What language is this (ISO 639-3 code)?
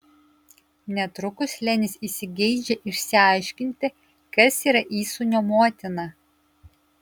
lit